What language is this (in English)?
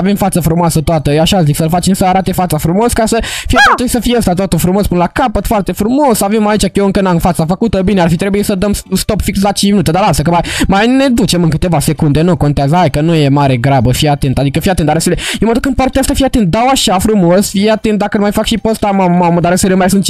Romanian